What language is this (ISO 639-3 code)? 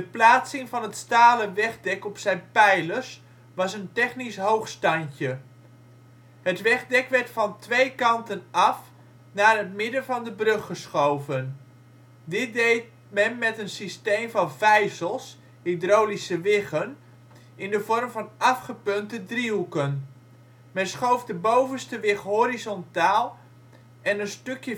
nld